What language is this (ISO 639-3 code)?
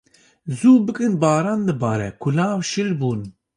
kur